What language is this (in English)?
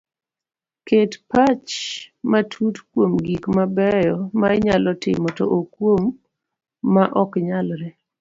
Luo (Kenya and Tanzania)